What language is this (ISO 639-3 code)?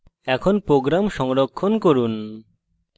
ben